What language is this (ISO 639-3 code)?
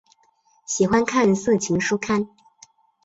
zho